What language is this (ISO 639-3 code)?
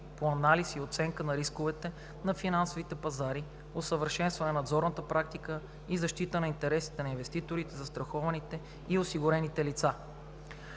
bul